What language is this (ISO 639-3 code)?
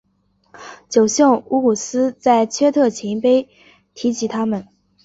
zho